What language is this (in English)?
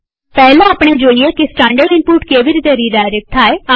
Gujarati